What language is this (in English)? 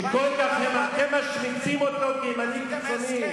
Hebrew